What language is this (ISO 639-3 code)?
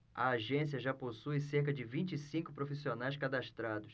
por